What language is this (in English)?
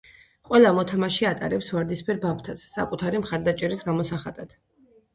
Georgian